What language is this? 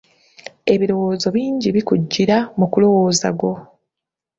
Ganda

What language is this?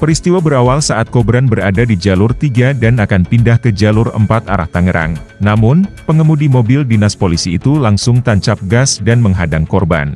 Indonesian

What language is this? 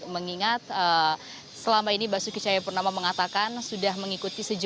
Indonesian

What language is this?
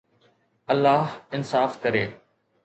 Sindhi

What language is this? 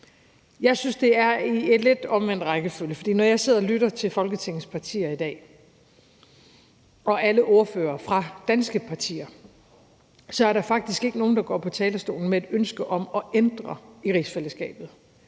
Danish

